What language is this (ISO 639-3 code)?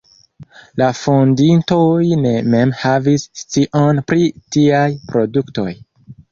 epo